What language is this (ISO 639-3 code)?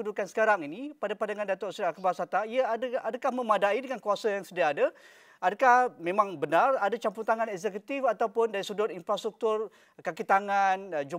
msa